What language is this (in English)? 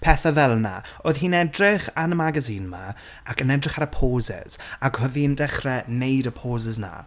Welsh